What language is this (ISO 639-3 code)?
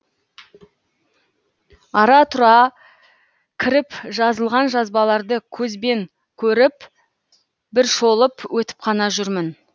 kaz